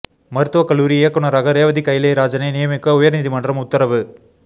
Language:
Tamil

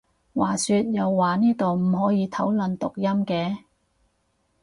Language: Cantonese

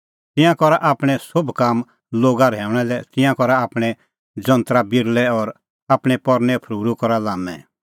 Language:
Kullu Pahari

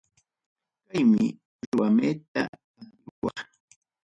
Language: Ayacucho Quechua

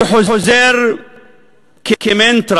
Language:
Hebrew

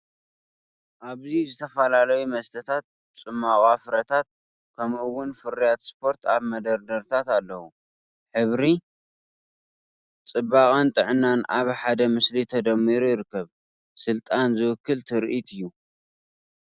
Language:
Tigrinya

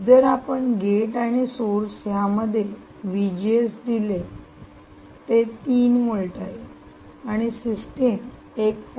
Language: Marathi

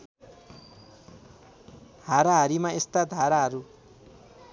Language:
Nepali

